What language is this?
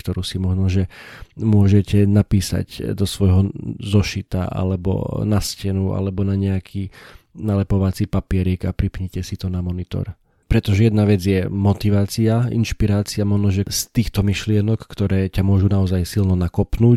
Slovak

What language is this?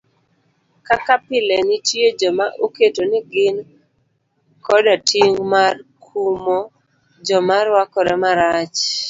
Luo (Kenya and Tanzania)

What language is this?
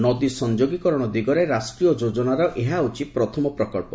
Odia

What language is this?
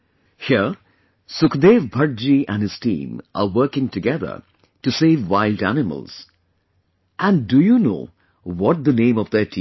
English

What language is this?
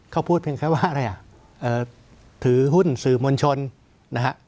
Thai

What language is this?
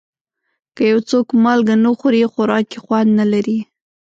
Pashto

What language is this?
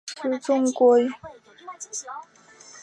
Chinese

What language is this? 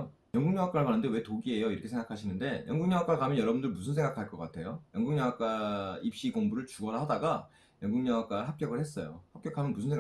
Korean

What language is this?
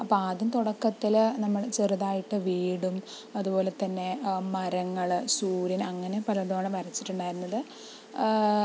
Malayalam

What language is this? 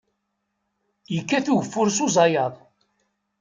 Kabyle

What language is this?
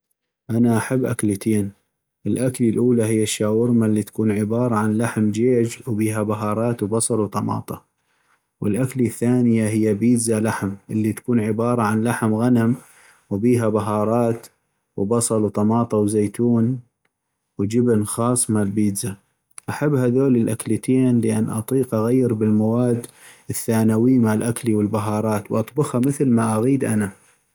North Mesopotamian Arabic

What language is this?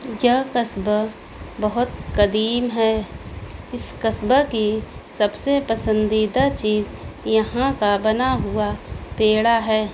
Urdu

